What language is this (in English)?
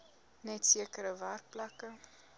Afrikaans